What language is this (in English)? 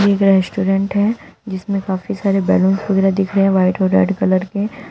Hindi